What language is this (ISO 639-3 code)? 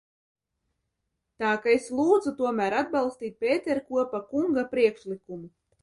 lav